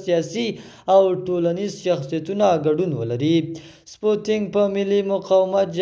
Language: Persian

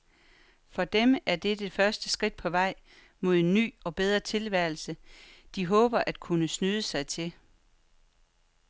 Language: Danish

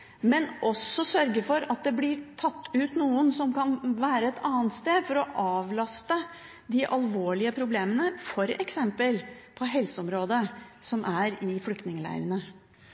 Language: Norwegian Bokmål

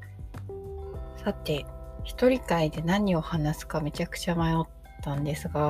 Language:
Japanese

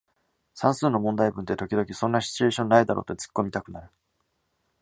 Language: Japanese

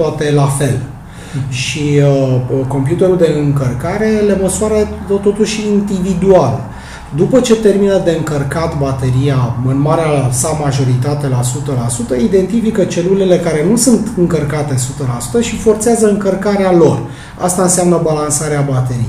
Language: Romanian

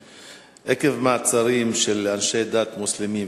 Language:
Hebrew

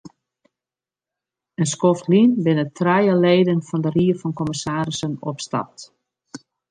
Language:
Western Frisian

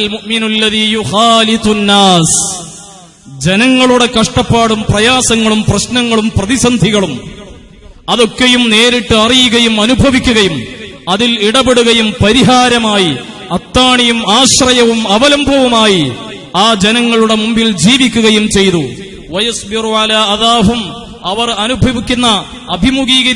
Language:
Arabic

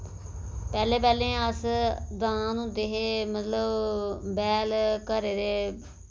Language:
Dogri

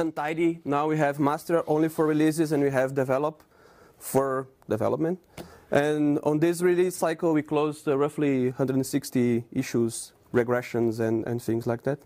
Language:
English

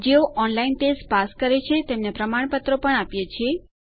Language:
Gujarati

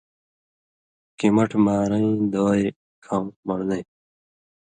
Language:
Indus Kohistani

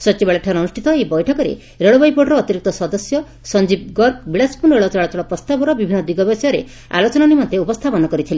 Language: Odia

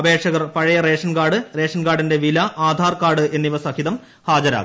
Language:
Malayalam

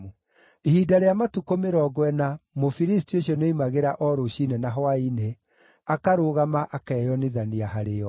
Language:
Kikuyu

